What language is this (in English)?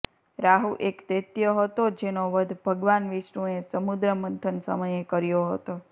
Gujarati